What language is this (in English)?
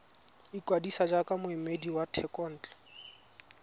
Tswana